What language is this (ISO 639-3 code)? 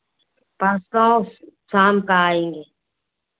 hin